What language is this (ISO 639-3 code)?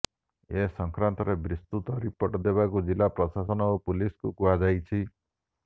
ori